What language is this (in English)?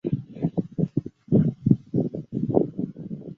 Chinese